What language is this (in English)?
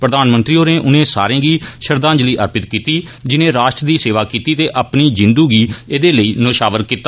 Dogri